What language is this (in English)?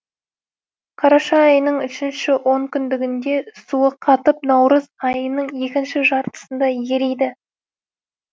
Kazakh